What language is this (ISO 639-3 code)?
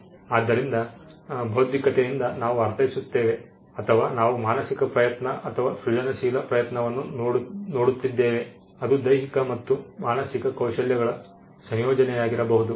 kan